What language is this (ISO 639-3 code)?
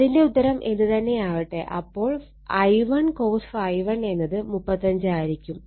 mal